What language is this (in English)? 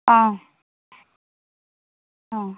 Assamese